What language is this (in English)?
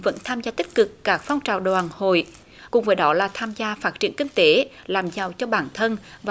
Vietnamese